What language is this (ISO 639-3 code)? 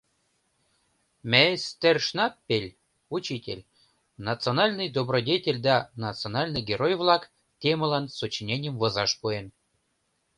chm